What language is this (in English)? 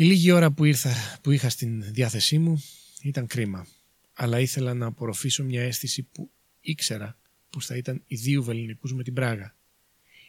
Greek